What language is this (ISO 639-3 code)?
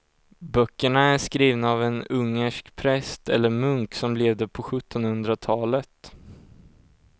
swe